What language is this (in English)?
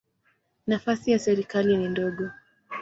Swahili